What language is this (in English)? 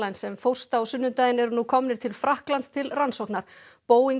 Icelandic